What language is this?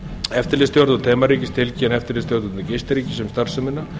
Icelandic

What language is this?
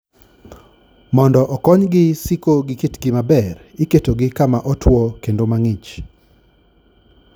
Luo (Kenya and Tanzania)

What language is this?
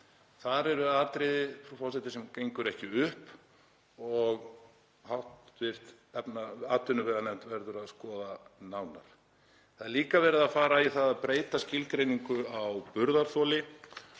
Icelandic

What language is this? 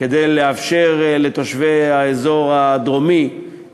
Hebrew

